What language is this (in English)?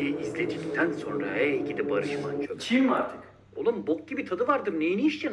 Turkish